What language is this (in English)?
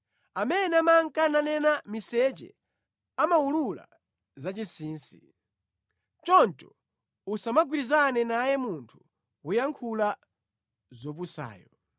Nyanja